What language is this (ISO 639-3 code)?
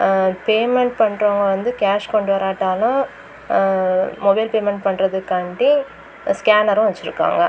tam